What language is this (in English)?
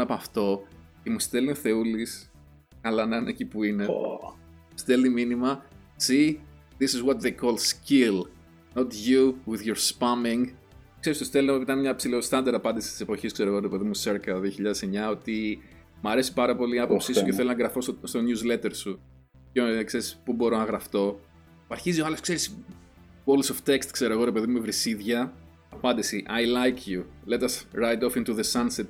Greek